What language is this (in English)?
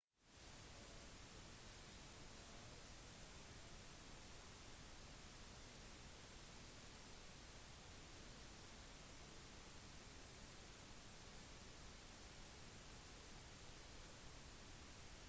Norwegian Bokmål